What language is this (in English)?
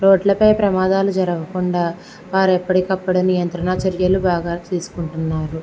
Telugu